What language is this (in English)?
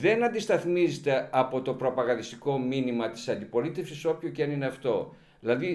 Greek